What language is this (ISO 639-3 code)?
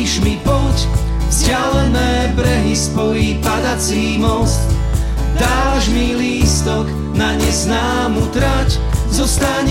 slk